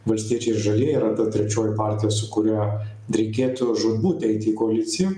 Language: Lithuanian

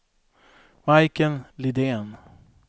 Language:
Swedish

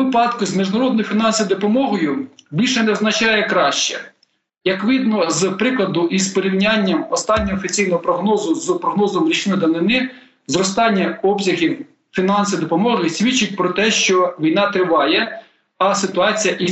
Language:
Ukrainian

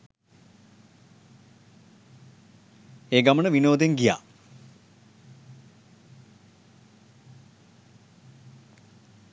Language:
Sinhala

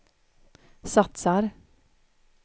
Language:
Swedish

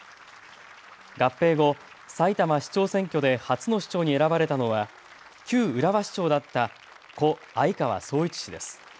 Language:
Japanese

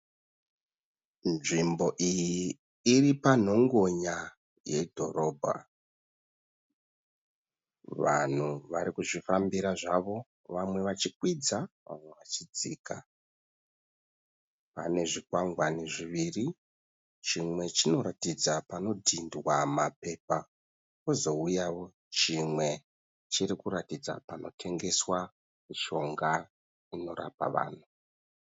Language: Shona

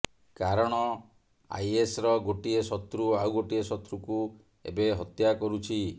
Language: Odia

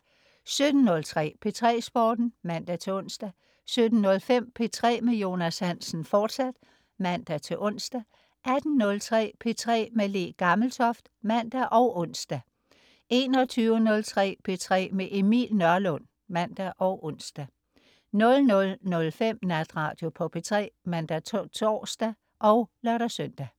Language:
Danish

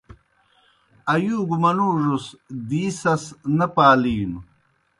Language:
Kohistani Shina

